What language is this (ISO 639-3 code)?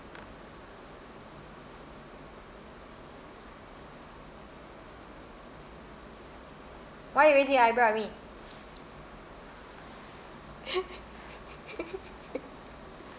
eng